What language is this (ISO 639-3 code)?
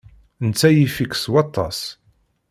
kab